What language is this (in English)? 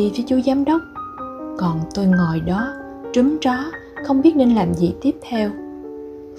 Vietnamese